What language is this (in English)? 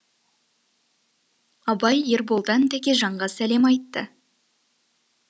Kazakh